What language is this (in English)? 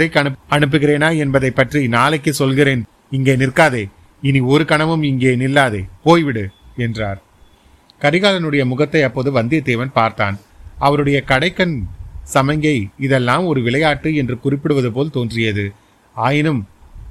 Tamil